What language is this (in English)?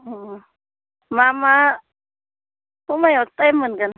Bodo